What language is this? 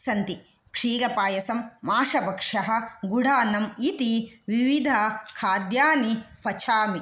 Sanskrit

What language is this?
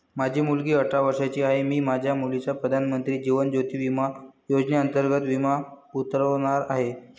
Marathi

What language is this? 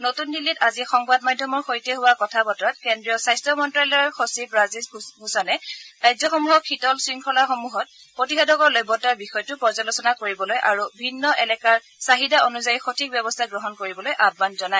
Assamese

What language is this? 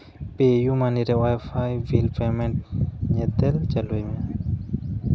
Santali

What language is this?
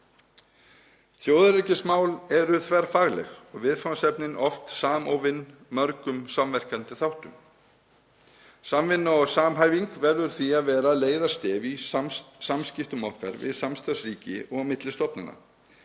Icelandic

